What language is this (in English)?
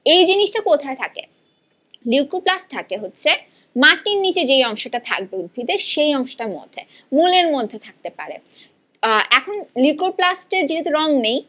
Bangla